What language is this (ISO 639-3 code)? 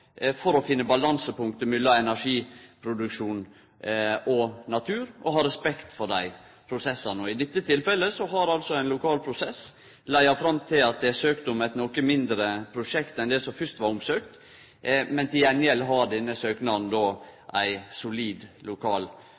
nno